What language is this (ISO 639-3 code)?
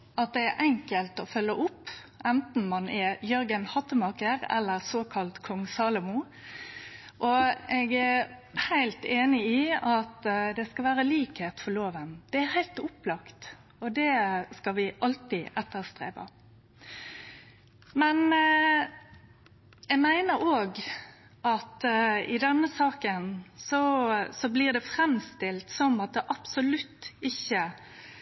nno